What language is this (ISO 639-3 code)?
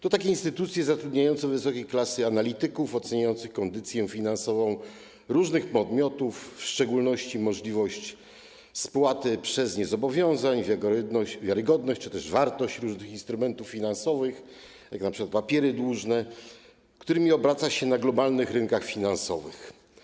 pol